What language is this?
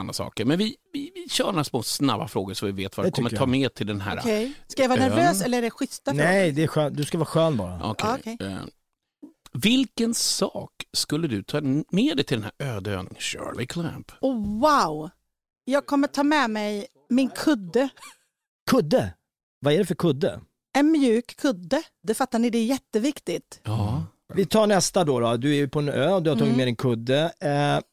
Swedish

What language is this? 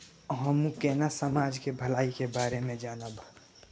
Maithili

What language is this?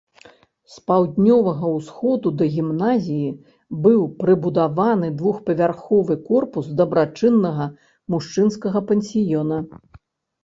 Belarusian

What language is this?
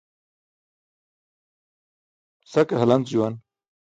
Burushaski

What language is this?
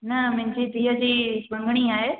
Sindhi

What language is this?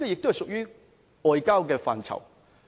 Cantonese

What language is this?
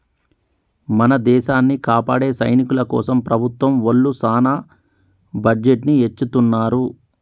Telugu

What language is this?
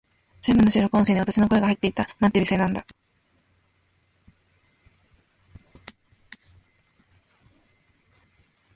Japanese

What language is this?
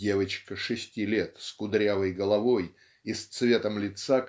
Russian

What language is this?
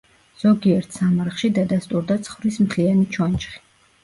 Georgian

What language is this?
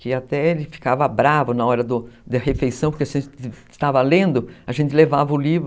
Portuguese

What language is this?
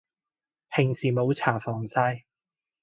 Cantonese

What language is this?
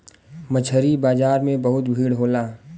Bhojpuri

